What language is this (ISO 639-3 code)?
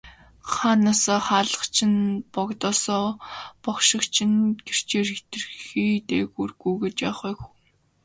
mon